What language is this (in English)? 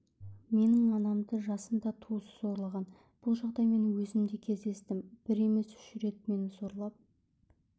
Kazakh